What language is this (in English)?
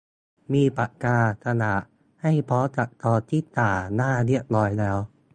Thai